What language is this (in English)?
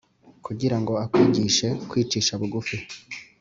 Kinyarwanda